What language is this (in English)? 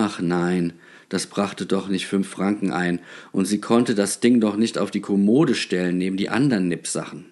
German